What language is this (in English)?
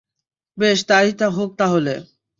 Bangla